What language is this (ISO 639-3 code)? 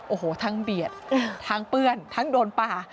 tha